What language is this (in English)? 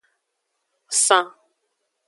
Aja (Benin)